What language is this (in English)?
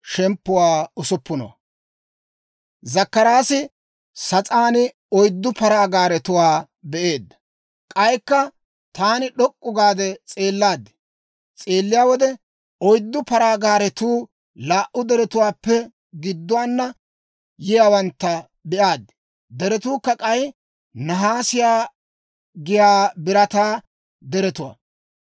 Dawro